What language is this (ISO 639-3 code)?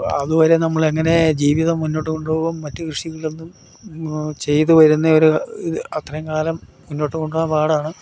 mal